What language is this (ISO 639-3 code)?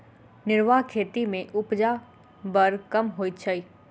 mai